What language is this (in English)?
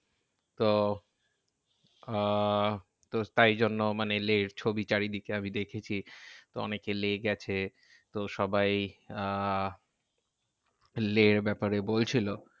Bangla